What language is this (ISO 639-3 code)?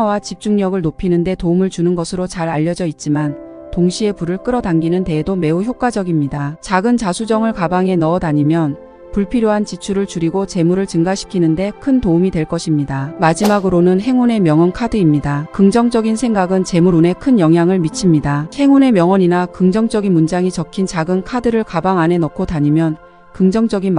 kor